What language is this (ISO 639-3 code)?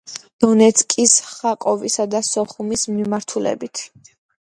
kat